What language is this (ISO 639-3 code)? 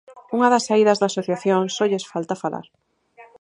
glg